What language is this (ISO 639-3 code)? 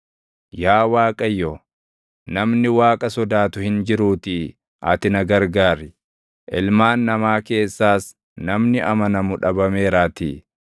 orm